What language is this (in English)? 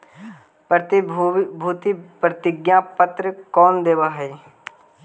Magahi